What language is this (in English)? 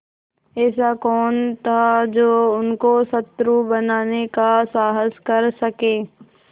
Hindi